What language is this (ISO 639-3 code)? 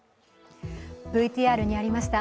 jpn